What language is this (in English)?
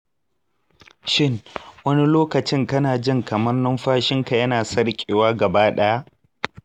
Hausa